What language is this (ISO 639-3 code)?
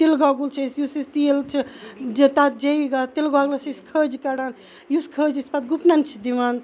kas